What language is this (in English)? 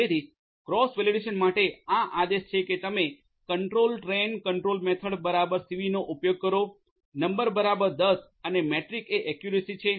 Gujarati